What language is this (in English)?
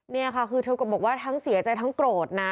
Thai